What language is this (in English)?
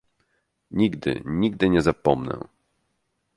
Polish